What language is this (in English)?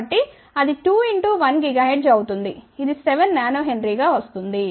Telugu